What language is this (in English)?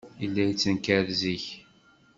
Kabyle